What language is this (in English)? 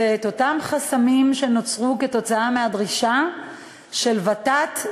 Hebrew